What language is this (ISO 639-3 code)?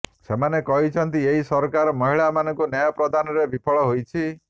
ori